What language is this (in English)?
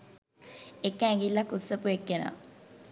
Sinhala